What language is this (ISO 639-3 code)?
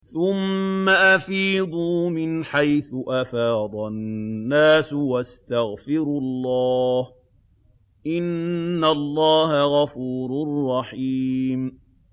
ara